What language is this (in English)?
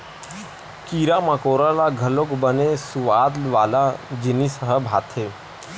Chhattisgarhi